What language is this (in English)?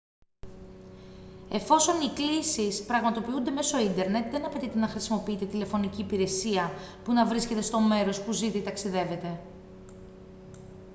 Greek